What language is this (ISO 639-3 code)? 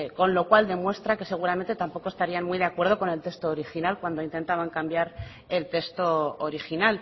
spa